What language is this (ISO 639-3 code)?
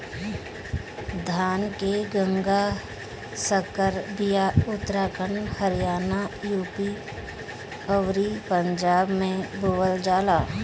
bho